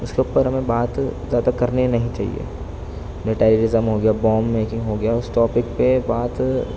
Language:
Urdu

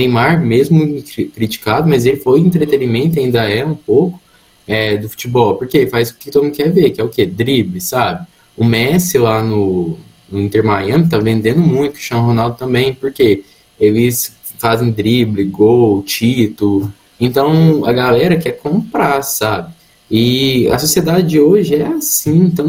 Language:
Portuguese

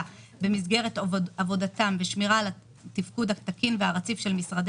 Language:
Hebrew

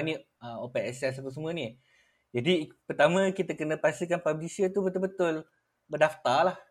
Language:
Malay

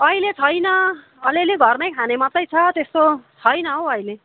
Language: Nepali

